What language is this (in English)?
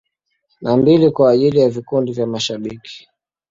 Swahili